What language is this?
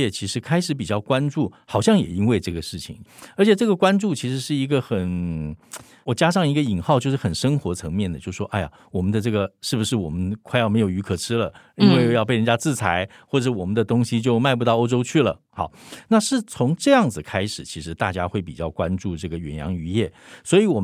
Chinese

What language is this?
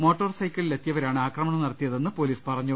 Malayalam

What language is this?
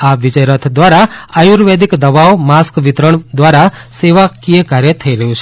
Gujarati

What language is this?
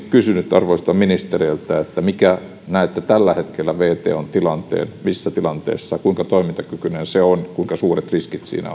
Finnish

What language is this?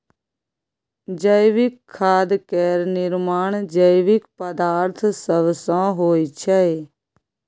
Maithili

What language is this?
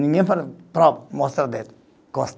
Portuguese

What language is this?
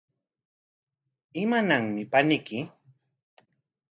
Corongo Ancash Quechua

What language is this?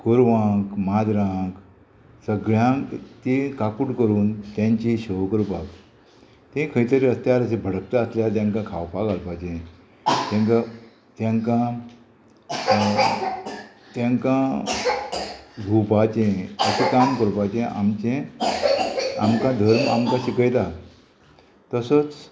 Konkani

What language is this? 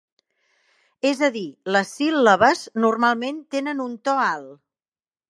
Catalan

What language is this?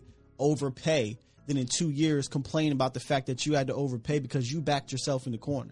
English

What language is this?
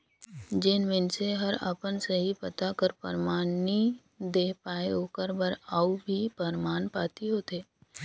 Chhattisgarhi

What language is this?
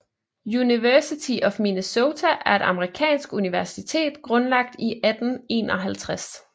Danish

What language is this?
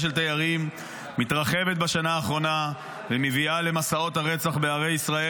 Hebrew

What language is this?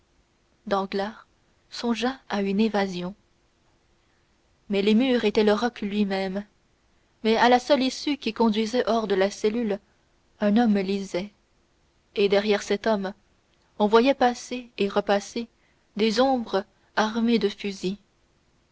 French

